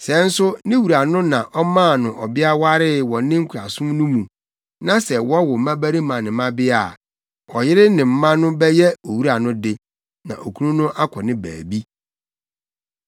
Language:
Akan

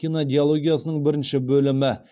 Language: Kazakh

